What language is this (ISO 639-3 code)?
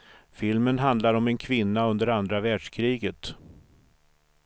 swe